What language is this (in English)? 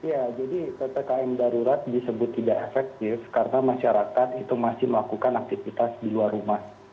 Indonesian